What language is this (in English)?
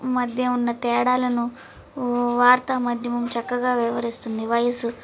Telugu